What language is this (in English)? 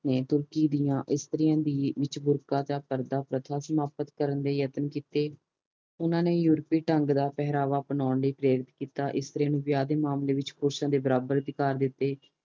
Punjabi